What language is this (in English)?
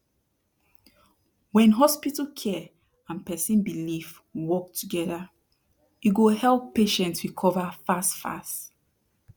Nigerian Pidgin